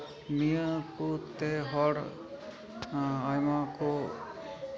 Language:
Santali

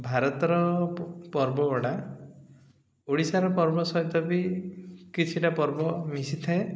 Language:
Odia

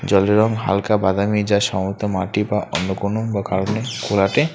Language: Bangla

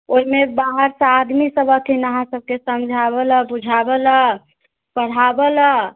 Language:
Maithili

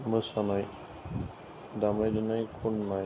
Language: Bodo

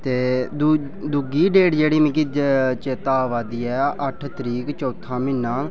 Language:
Dogri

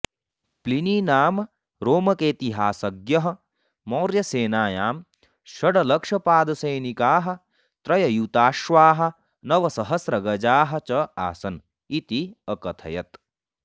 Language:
Sanskrit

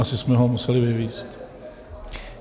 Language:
Czech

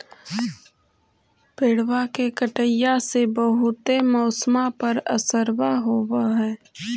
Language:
Magahi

